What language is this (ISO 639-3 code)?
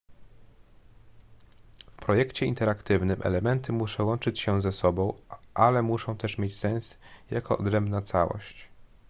pol